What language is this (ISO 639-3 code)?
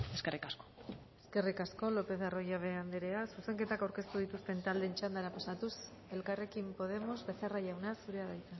eus